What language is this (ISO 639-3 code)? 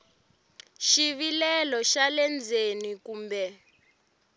tso